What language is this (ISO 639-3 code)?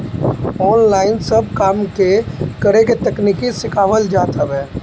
bho